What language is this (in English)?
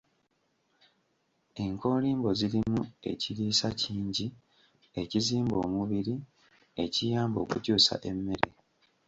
Ganda